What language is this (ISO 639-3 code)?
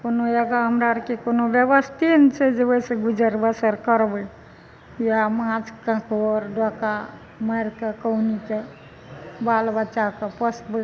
mai